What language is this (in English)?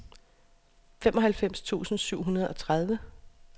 Danish